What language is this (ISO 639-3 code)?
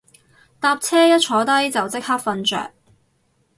yue